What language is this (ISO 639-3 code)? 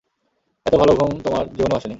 ben